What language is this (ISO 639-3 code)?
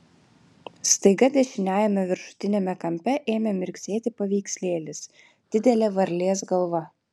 lit